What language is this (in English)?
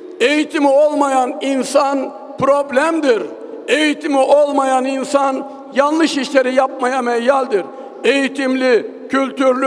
Turkish